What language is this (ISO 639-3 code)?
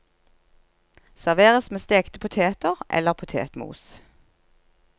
nor